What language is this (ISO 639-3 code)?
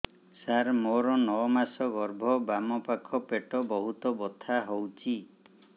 ori